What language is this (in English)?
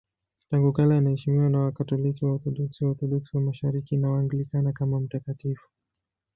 Swahili